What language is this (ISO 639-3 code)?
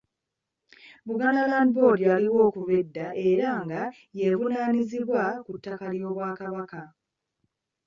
lug